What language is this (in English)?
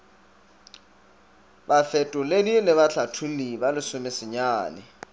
Northern Sotho